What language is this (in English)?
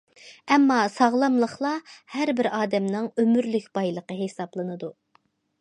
Uyghur